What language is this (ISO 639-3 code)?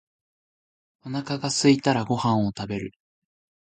jpn